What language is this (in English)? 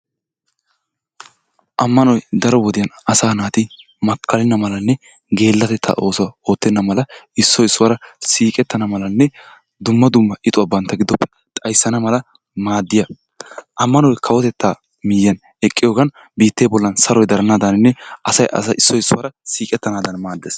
Wolaytta